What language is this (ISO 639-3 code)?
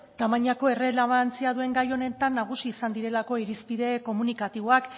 eus